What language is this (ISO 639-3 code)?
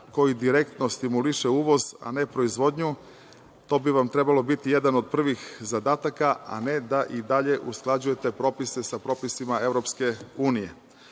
srp